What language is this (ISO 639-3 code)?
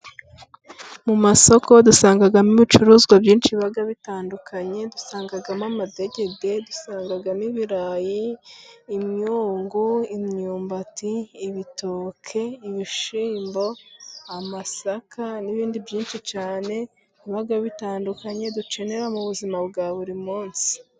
kin